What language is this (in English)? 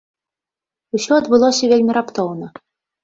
Belarusian